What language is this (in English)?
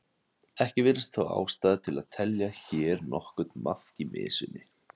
Icelandic